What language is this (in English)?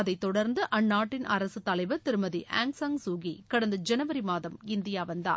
Tamil